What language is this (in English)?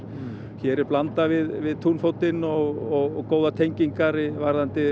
Icelandic